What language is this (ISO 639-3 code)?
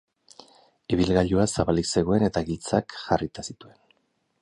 eus